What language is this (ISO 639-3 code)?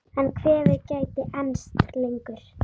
isl